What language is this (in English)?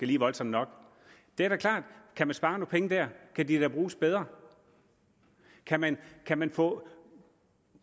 Danish